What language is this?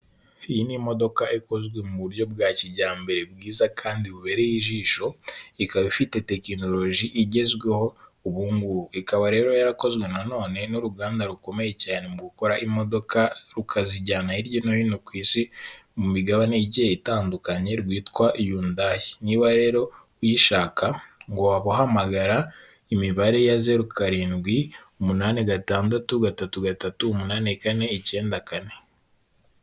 Kinyarwanda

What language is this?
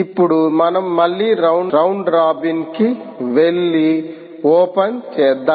Telugu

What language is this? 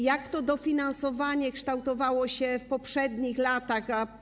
Polish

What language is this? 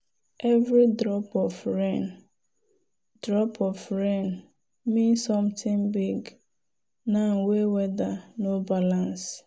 Nigerian Pidgin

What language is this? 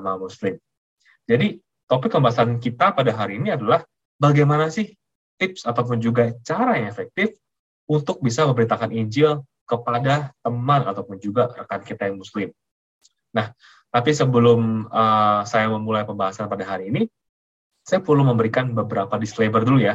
Indonesian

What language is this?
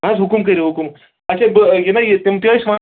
Kashmiri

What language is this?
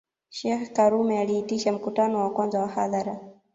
Swahili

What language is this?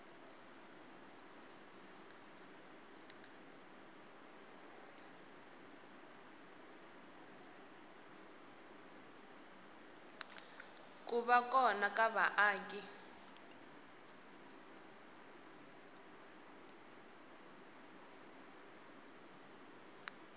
Tsonga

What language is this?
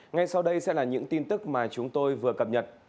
Vietnamese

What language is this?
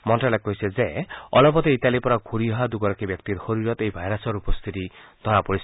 Assamese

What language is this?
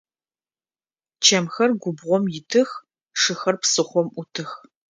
Adyghe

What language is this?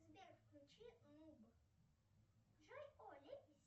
Russian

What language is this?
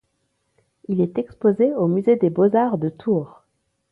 French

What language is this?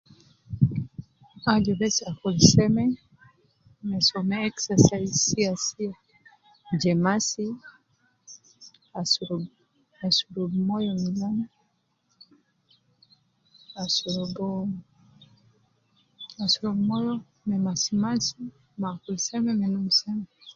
Nubi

